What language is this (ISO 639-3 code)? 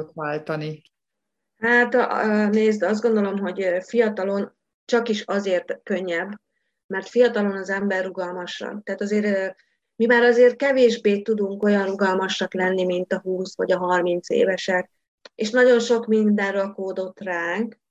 hun